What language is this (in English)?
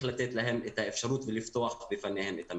Hebrew